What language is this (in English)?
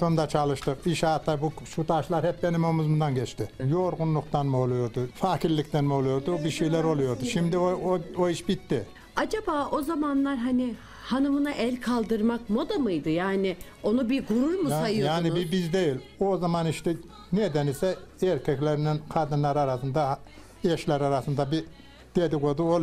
Turkish